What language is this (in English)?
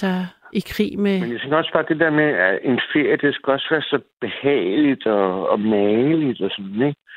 Danish